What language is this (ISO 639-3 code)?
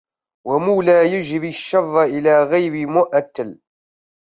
ara